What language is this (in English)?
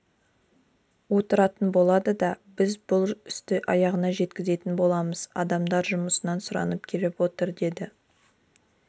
Kazakh